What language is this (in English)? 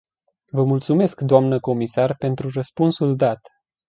Romanian